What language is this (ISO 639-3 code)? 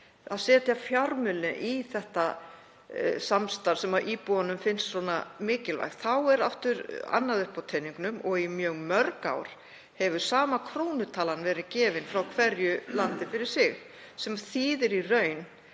isl